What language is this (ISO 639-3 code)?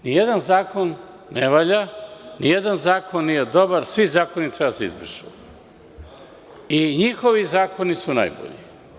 srp